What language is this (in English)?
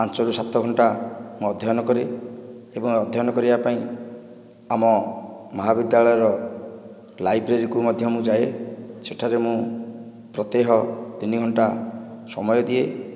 Odia